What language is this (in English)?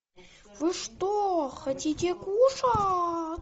Russian